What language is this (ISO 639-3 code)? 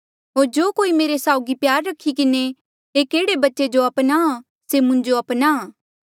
mjl